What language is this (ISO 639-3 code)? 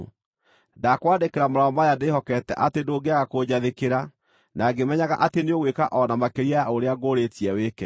kik